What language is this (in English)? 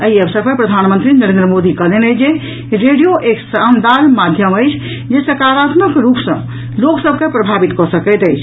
Maithili